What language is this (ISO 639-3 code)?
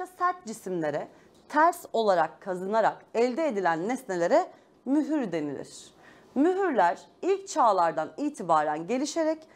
tur